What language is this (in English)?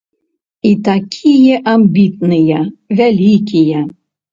Belarusian